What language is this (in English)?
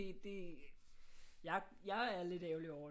Danish